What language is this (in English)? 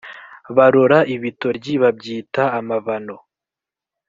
Kinyarwanda